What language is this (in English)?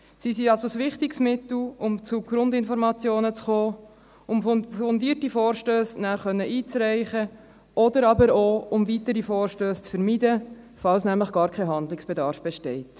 Swiss German